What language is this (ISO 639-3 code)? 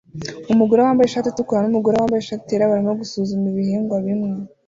kin